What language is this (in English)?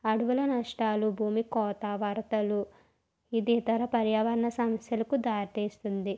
Telugu